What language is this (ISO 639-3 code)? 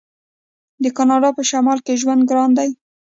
pus